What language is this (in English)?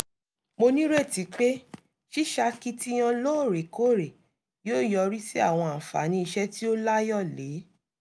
Yoruba